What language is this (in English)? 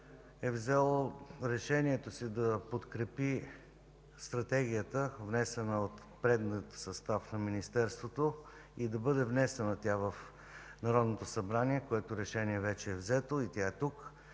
Bulgarian